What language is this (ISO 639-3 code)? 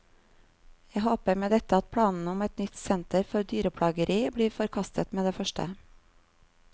nor